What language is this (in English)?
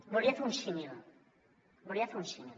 Catalan